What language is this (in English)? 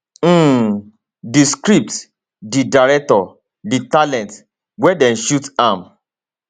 Nigerian Pidgin